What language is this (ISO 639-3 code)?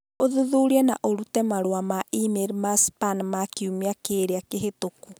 kik